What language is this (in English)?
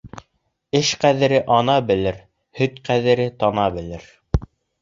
Bashkir